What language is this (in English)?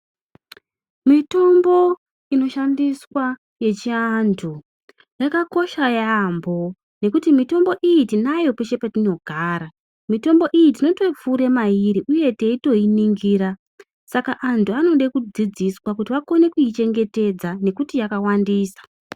Ndau